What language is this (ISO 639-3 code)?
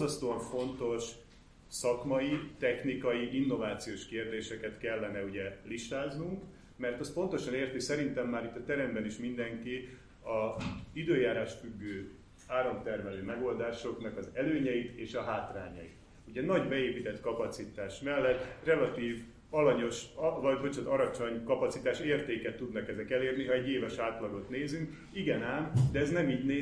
hun